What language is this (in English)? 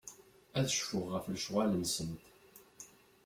Kabyle